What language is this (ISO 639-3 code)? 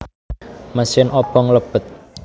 jav